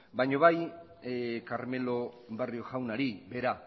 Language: Basque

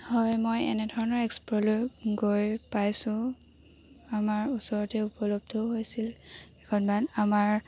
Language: Assamese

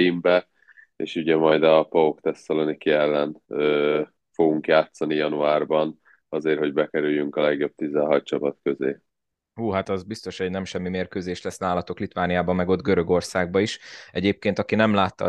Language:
Hungarian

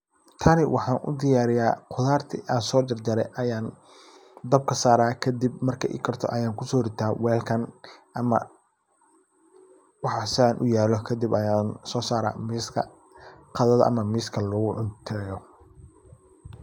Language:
Somali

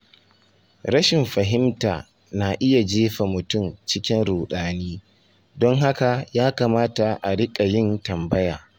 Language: Hausa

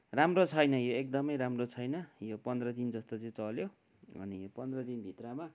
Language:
Nepali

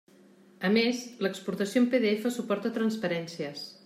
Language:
Catalan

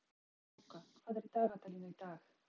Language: Icelandic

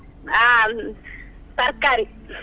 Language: Kannada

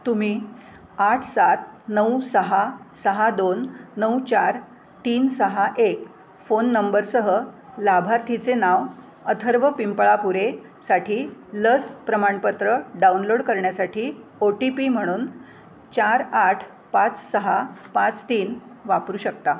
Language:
Marathi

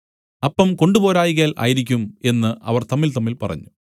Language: Malayalam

